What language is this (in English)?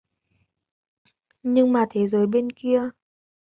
Vietnamese